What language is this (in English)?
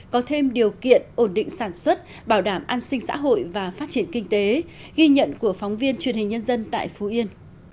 Vietnamese